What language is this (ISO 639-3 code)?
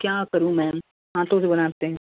hin